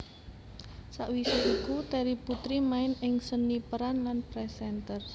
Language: Javanese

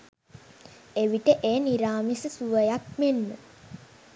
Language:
Sinhala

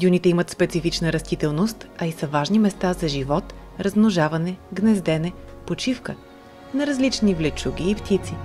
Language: Bulgarian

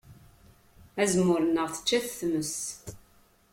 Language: Kabyle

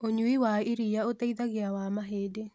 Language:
Kikuyu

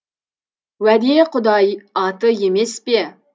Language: Kazakh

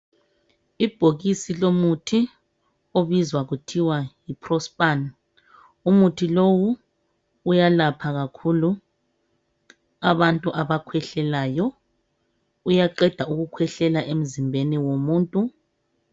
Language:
North Ndebele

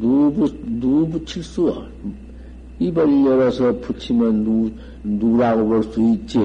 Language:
Korean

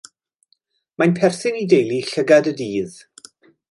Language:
Welsh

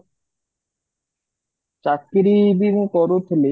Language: Odia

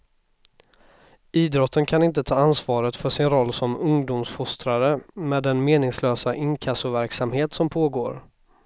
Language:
Swedish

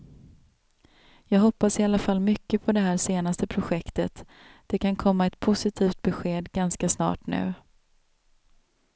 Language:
Swedish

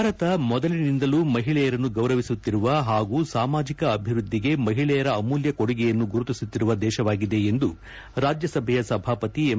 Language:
Kannada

